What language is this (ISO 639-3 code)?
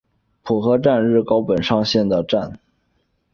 zho